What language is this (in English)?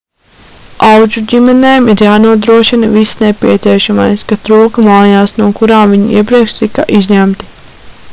Latvian